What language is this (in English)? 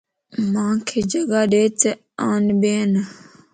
Lasi